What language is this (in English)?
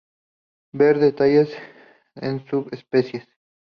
Spanish